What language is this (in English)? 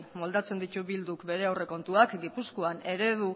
Basque